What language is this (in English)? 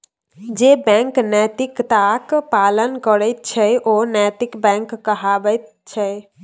Maithili